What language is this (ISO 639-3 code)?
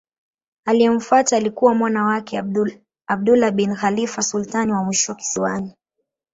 swa